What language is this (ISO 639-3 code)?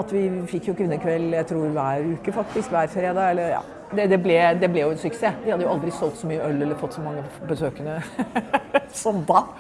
nor